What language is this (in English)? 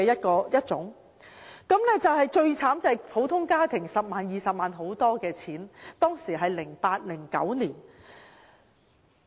Cantonese